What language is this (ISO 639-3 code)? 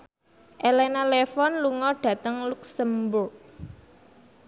jav